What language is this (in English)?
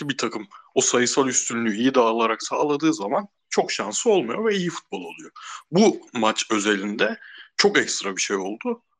Turkish